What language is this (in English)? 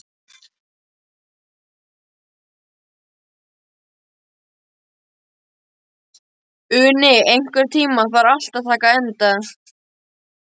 Icelandic